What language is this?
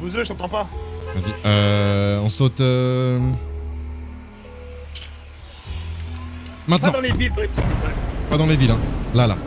French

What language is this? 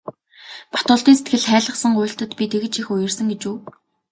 Mongolian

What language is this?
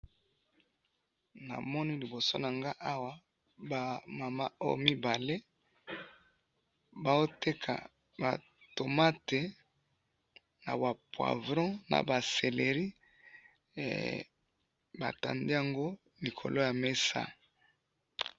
Lingala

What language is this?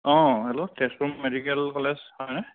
Assamese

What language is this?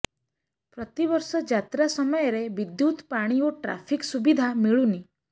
Odia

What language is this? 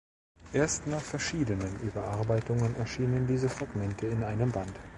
German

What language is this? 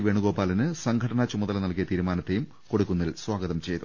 Malayalam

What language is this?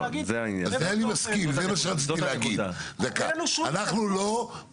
Hebrew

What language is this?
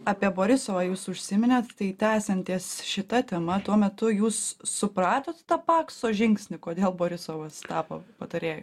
Lithuanian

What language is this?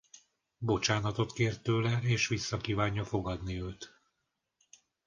Hungarian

